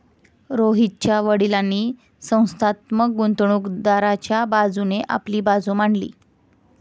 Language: Marathi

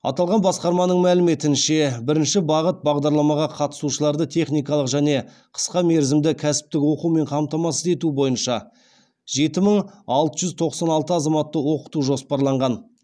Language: Kazakh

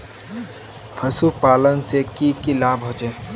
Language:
Magahi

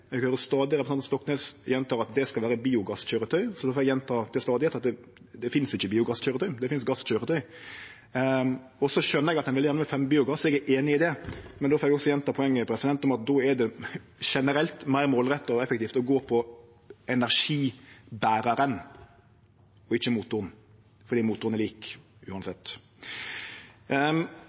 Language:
Norwegian Nynorsk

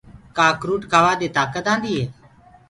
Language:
Gurgula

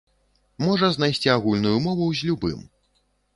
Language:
Belarusian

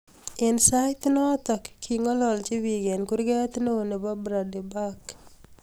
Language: Kalenjin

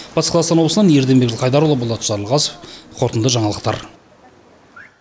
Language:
Kazakh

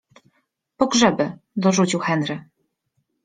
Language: Polish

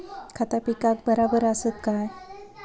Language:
Marathi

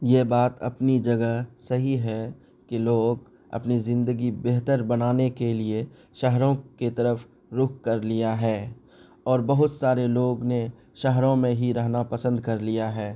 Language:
Urdu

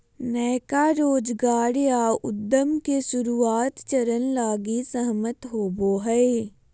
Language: Magahi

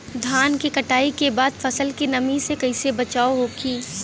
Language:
Bhojpuri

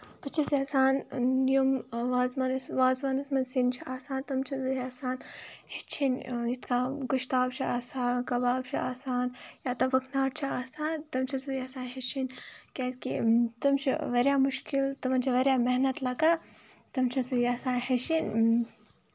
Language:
Kashmiri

